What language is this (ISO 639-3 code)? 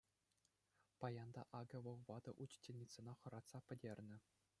chv